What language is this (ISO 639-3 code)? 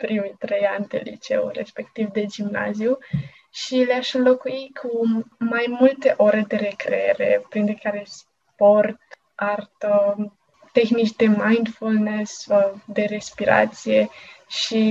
ron